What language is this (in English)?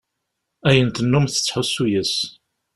Kabyle